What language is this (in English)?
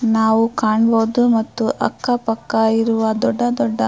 Kannada